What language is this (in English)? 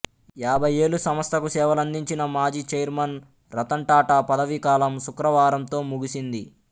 Telugu